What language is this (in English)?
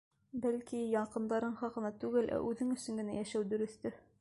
Bashkir